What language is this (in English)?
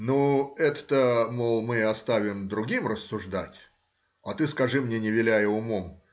Russian